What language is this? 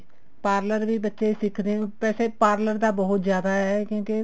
Punjabi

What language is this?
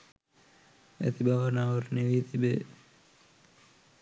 Sinhala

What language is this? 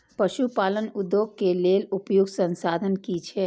Maithili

